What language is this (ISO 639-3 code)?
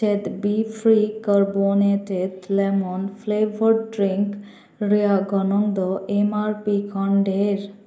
sat